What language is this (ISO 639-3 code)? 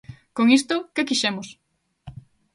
glg